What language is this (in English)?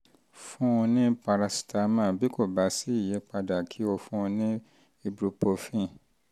Yoruba